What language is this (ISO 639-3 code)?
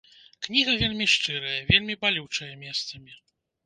bel